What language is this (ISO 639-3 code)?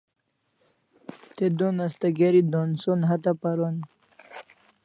kls